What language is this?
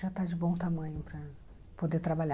Portuguese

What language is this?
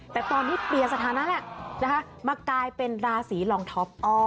Thai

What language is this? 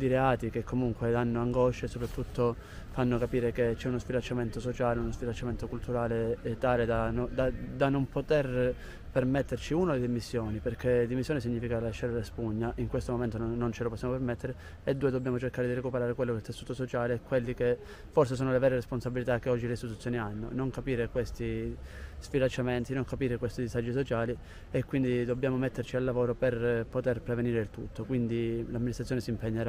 Italian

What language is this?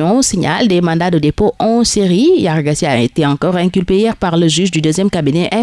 French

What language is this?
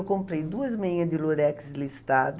Portuguese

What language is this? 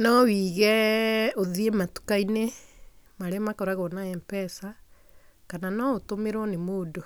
Kikuyu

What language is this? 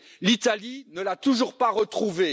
French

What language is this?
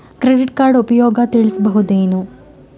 Kannada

